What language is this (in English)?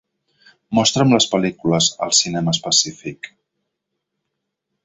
Catalan